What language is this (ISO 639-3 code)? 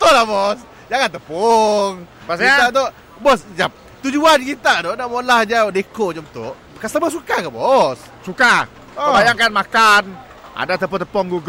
msa